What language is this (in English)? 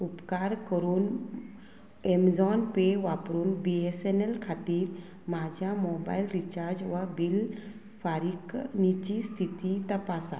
Konkani